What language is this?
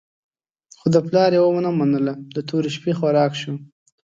Pashto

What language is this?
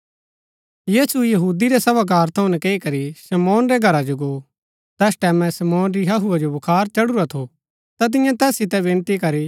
Gaddi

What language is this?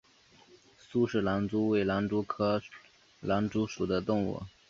Chinese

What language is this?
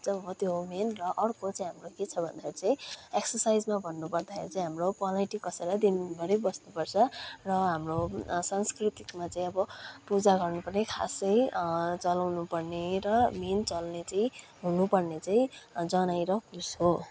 Nepali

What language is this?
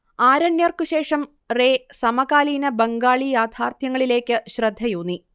Malayalam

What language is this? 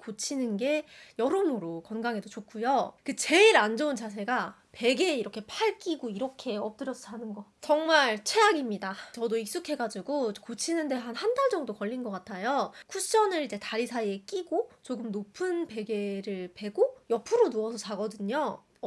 Korean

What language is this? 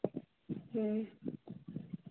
Santali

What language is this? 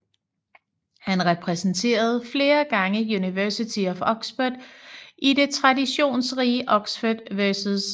Danish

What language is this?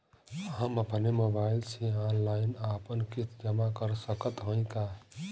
Bhojpuri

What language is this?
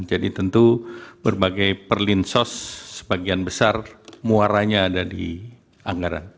Indonesian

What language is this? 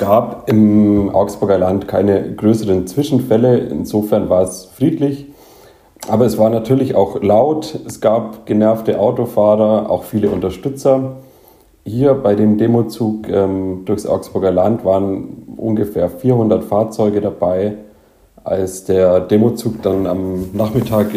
German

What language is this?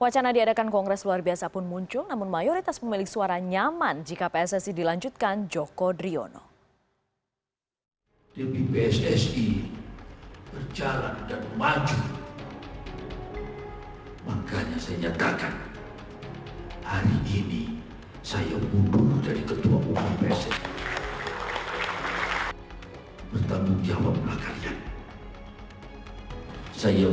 Indonesian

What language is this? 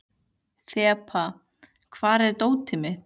Icelandic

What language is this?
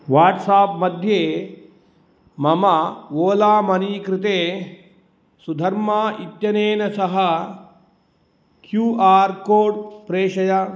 Sanskrit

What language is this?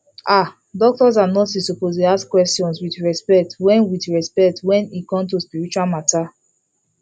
Nigerian Pidgin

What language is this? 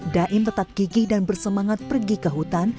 Indonesian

